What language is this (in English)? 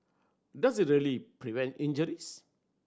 English